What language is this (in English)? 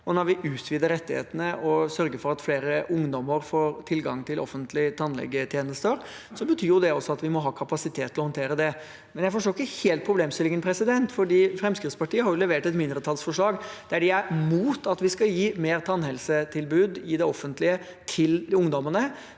Norwegian